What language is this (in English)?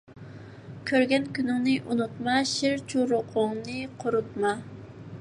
Uyghur